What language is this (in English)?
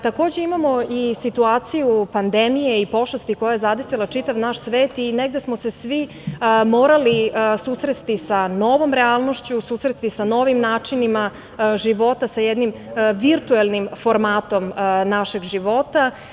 Serbian